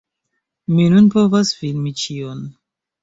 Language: Esperanto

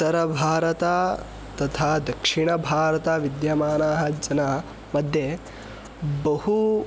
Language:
Sanskrit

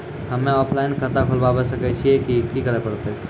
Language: Maithili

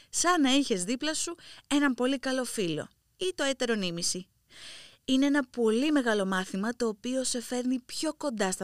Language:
Greek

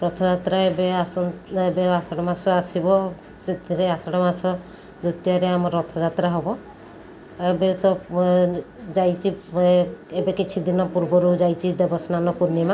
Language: Odia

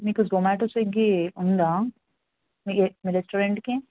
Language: Telugu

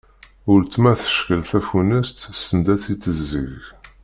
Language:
Kabyle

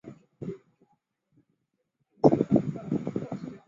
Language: Chinese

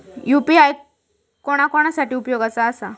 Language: Marathi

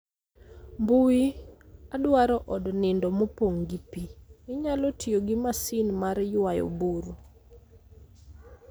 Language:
Luo (Kenya and Tanzania)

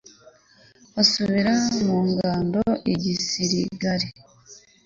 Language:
Kinyarwanda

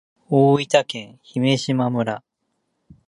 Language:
Japanese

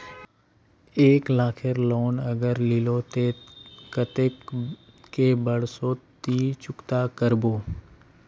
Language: Magahi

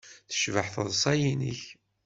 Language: Kabyle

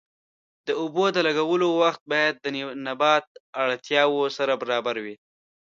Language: Pashto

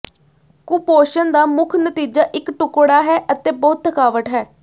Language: Punjabi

